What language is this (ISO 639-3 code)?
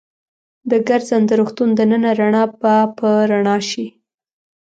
pus